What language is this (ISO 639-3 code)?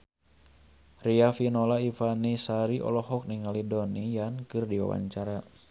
sun